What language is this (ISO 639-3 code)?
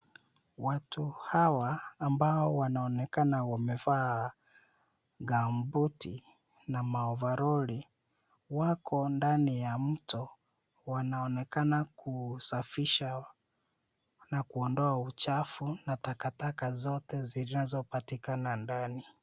swa